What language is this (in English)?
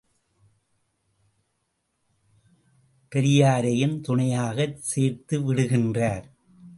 Tamil